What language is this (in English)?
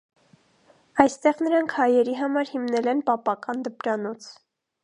Armenian